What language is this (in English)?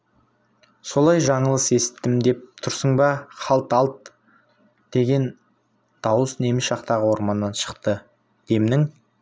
Kazakh